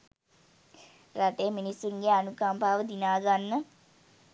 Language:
Sinhala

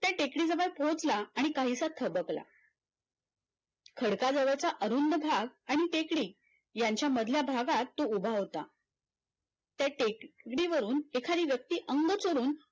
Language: Marathi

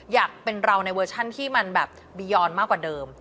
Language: Thai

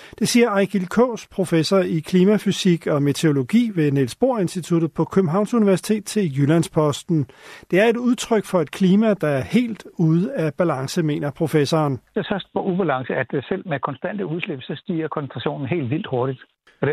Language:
Danish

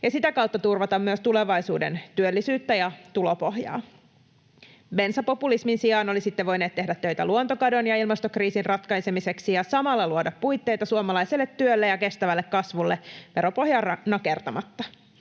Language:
Finnish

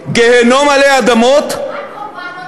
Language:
Hebrew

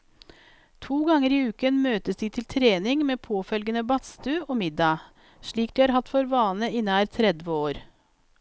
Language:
Norwegian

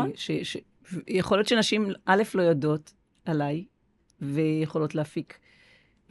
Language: Hebrew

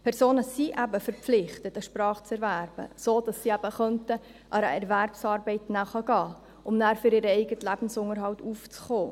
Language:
Swiss German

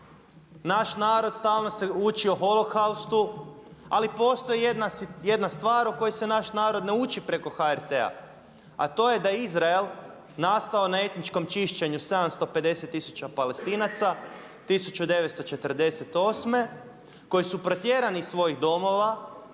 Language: Croatian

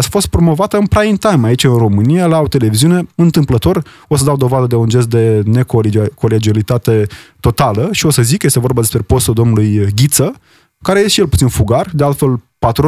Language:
Romanian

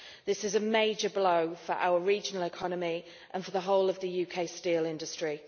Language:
English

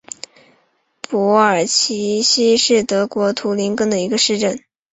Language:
Chinese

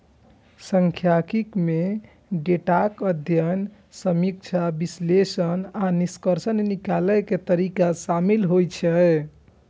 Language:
Maithili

